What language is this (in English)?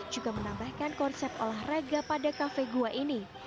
Indonesian